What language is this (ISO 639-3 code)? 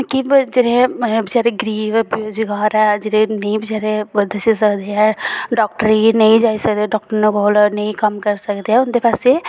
doi